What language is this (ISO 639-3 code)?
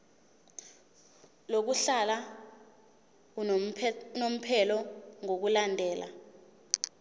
zul